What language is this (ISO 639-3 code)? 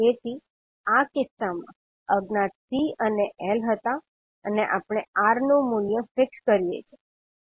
guj